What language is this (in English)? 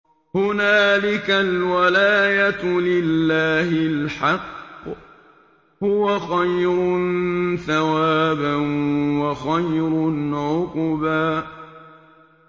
Arabic